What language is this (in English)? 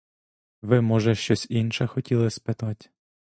Ukrainian